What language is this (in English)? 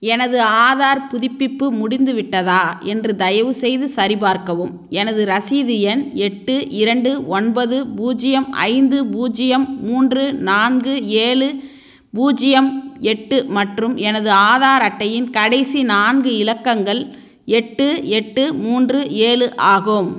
Tamil